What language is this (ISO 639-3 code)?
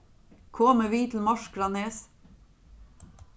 fao